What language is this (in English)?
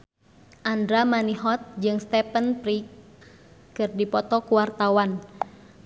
Sundanese